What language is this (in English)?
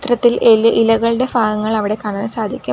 Malayalam